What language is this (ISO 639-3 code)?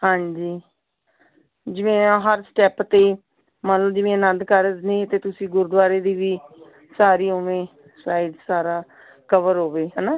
pan